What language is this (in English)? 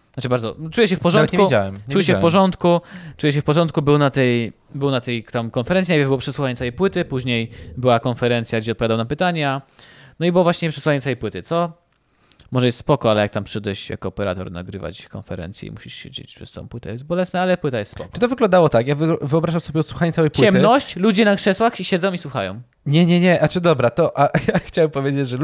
Polish